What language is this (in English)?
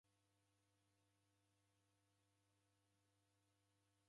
Taita